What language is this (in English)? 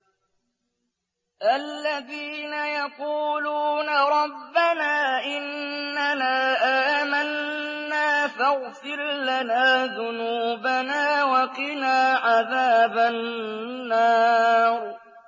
Arabic